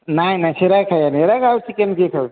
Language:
Odia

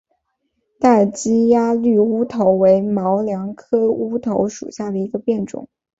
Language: Chinese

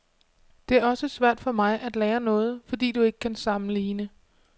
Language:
Danish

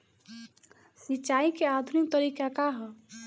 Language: Bhojpuri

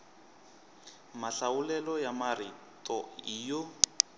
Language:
Tsonga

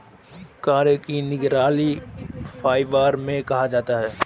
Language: Hindi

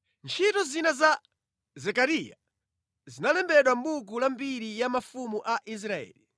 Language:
Nyanja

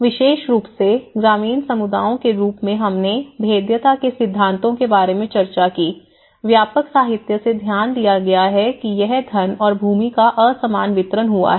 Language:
Hindi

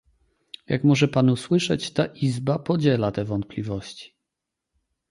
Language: Polish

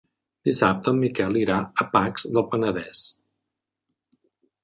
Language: Catalan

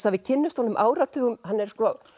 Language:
Icelandic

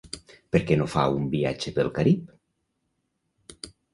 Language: Catalan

